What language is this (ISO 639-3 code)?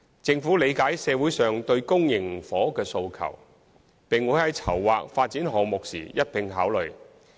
yue